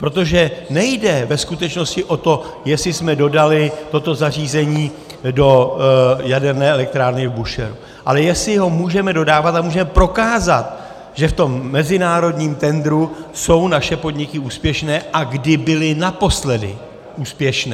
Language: Czech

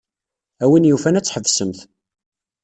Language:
Kabyle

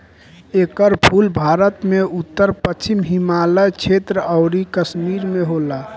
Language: Bhojpuri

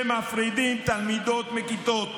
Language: Hebrew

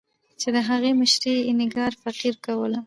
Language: Pashto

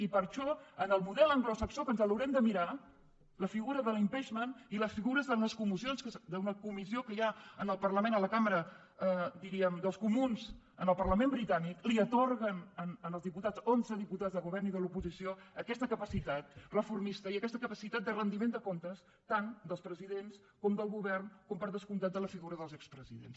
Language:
Catalan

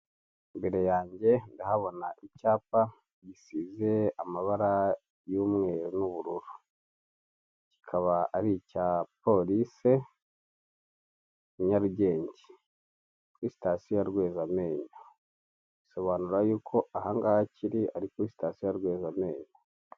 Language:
Kinyarwanda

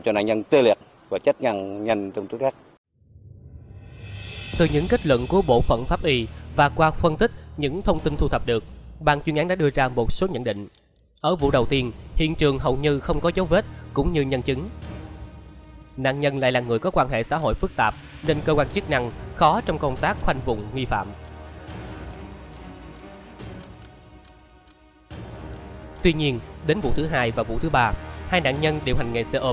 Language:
Vietnamese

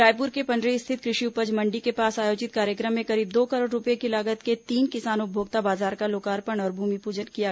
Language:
Hindi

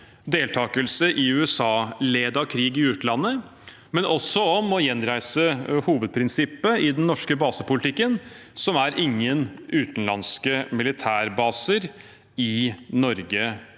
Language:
Norwegian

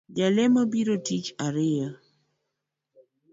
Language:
Luo (Kenya and Tanzania)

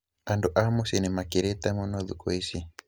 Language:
Kikuyu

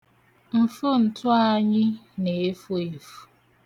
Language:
Igbo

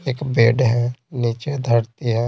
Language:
Hindi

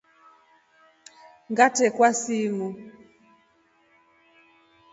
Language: Rombo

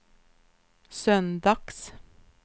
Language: Swedish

